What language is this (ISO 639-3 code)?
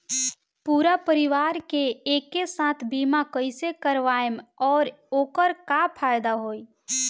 bho